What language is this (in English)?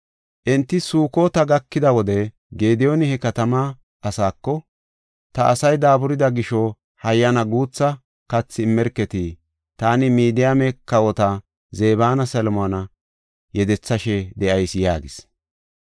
Gofa